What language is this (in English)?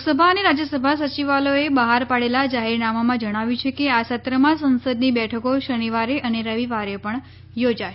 Gujarati